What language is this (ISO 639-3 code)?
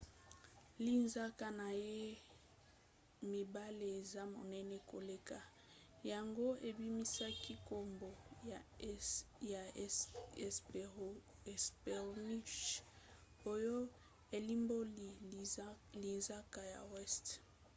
lin